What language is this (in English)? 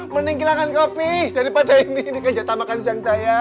Indonesian